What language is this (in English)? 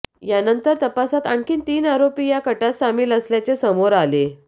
Marathi